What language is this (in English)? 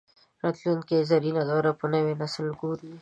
Pashto